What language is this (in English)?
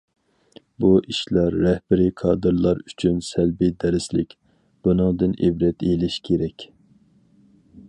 Uyghur